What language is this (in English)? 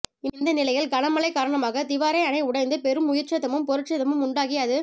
Tamil